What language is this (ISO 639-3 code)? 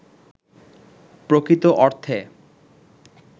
ben